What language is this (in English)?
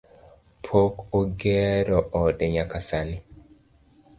Luo (Kenya and Tanzania)